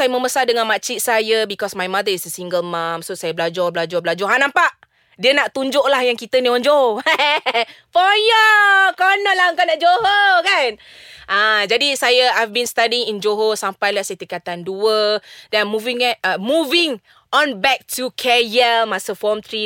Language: Malay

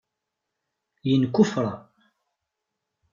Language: Kabyle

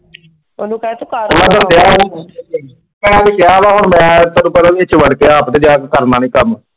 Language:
Punjabi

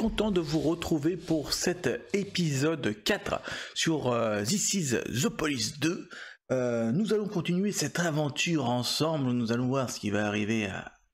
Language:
French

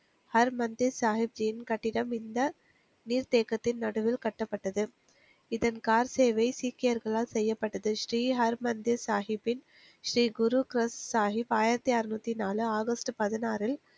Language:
Tamil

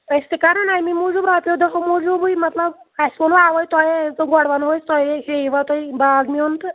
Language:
Kashmiri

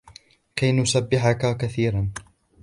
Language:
Arabic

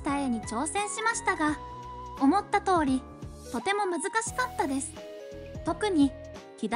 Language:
Japanese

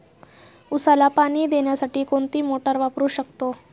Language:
Marathi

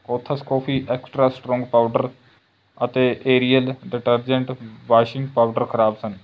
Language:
Punjabi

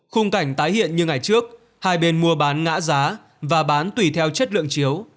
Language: Vietnamese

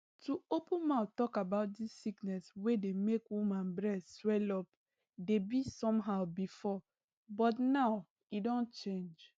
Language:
Nigerian Pidgin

